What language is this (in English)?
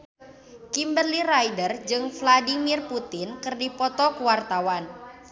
Sundanese